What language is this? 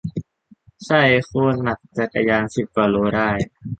Thai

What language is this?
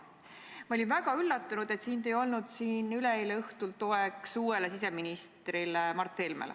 Estonian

